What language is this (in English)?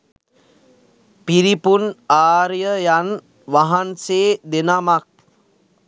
Sinhala